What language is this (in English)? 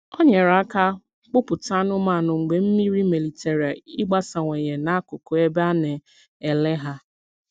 Igbo